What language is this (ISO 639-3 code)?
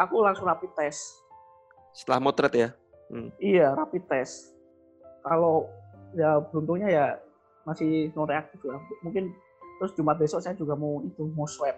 ind